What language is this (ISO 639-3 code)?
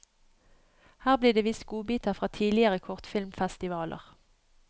nor